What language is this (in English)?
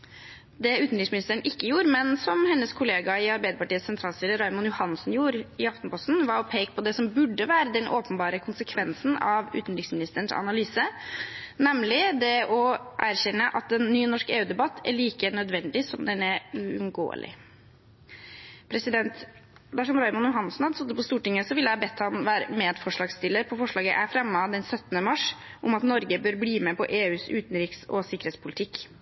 Norwegian Bokmål